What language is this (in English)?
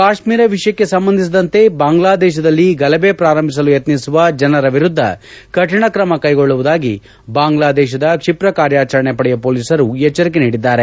Kannada